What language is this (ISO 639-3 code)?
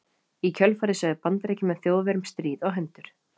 isl